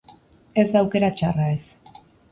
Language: Basque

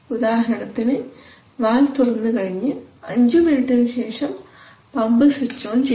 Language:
Malayalam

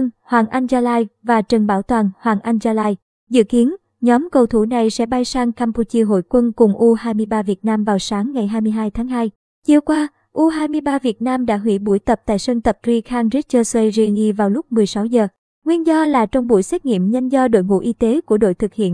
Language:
Vietnamese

